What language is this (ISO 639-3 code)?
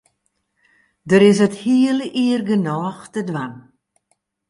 fry